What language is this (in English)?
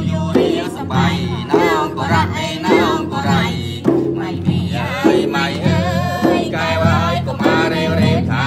Thai